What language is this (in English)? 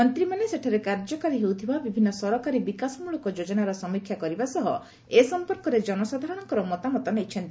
Odia